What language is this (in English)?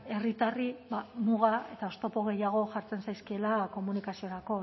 Basque